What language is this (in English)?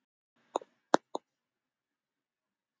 Icelandic